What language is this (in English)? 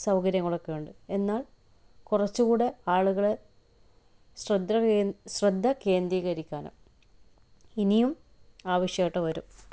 Malayalam